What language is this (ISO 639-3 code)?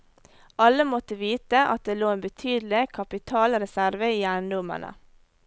nor